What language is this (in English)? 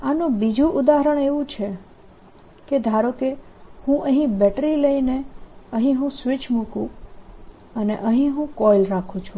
Gujarati